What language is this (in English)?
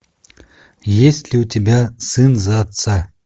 Russian